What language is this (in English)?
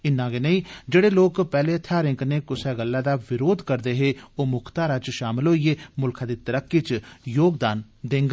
Dogri